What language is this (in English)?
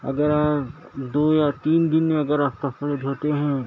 Urdu